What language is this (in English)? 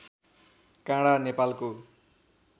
Nepali